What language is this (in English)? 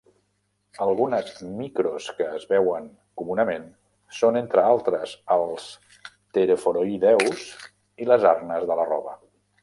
Catalan